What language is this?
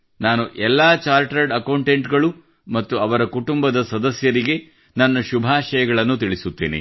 Kannada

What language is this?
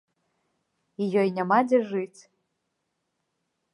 Belarusian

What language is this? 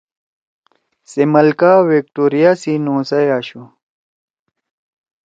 Torwali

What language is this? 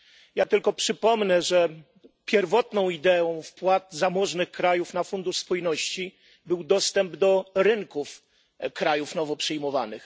Polish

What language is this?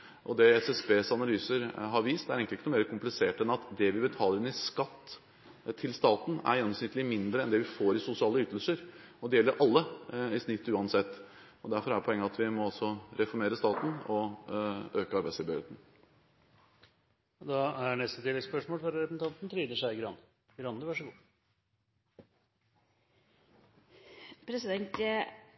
Norwegian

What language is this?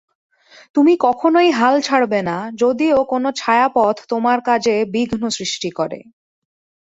Bangla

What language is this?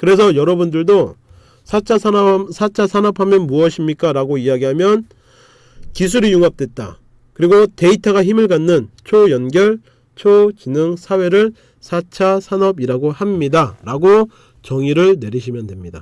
Korean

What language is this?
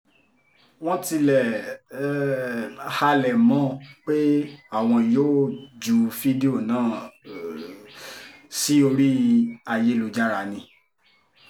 Yoruba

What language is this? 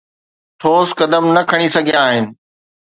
Sindhi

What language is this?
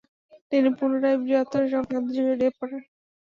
Bangla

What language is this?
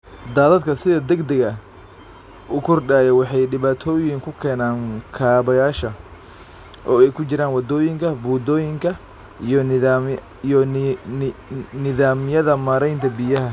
Somali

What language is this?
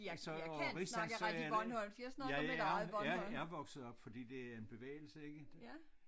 Danish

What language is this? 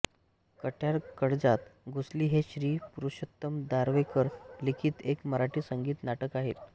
Marathi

